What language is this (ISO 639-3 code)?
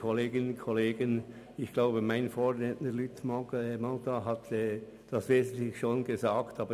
gsw